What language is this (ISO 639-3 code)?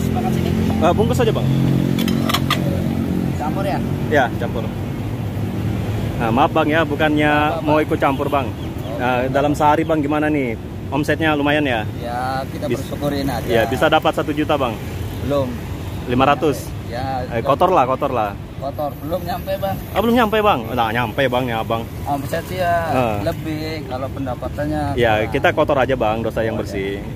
ind